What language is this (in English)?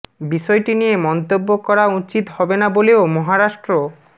Bangla